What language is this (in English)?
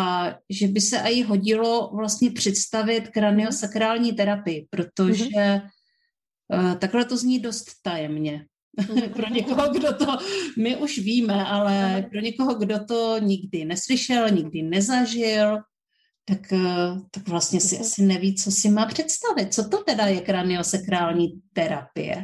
Czech